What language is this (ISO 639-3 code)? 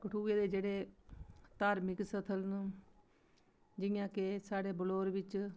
doi